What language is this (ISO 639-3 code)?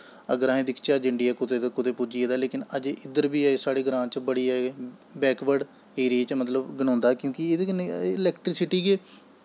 doi